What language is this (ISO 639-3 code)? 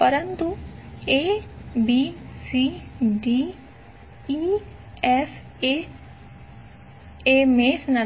guj